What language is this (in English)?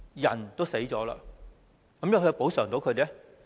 Cantonese